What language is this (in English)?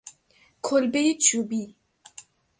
Persian